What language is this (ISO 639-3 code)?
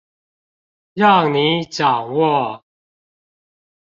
zho